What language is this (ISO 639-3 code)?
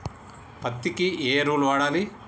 tel